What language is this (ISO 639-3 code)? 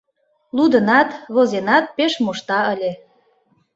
chm